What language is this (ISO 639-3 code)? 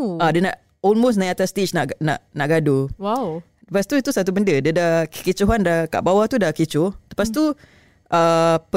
msa